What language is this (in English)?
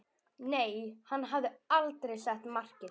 Icelandic